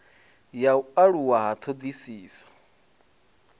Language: Venda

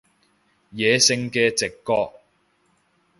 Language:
Cantonese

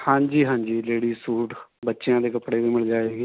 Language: Punjabi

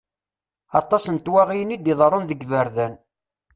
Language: Kabyle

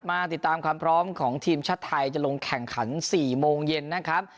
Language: Thai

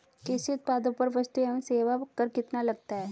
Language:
Hindi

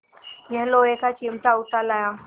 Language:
Hindi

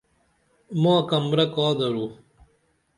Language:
Dameli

